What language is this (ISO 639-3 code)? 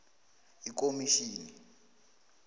nbl